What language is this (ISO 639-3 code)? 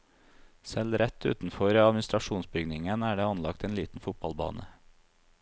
nor